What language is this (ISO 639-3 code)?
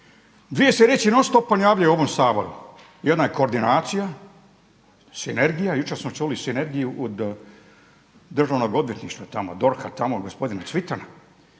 hrv